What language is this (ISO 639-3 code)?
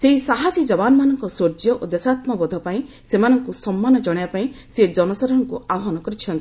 ori